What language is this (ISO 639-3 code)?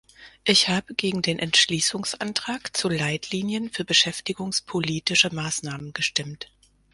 deu